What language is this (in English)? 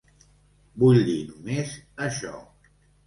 Catalan